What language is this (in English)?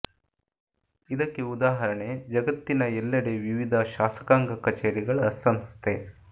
Kannada